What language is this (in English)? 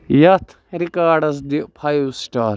Kashmiri